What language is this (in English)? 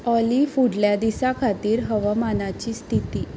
Konkani